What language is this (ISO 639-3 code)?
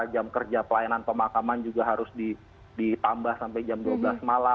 ind